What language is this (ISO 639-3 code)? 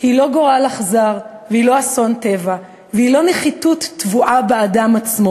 heb